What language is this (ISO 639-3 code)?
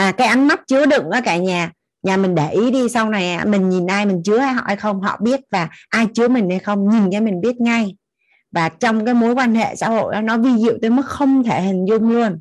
vie